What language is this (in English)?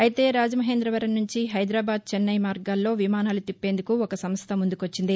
Telugu